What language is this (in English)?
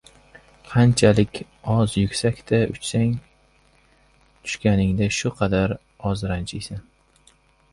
Uzbek